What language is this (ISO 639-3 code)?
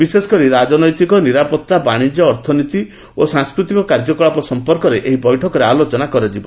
ori